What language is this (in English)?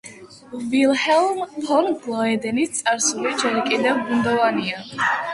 Georgian